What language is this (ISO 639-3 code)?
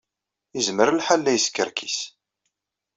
kab